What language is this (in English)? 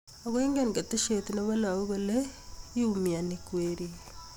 Kalenjin